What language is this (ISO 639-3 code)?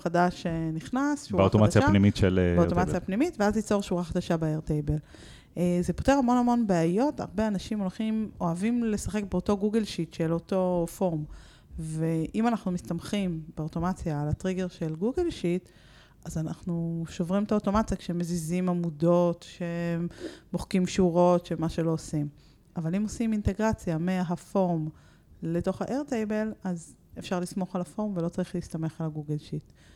heb